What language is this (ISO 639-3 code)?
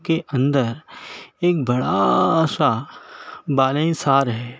urd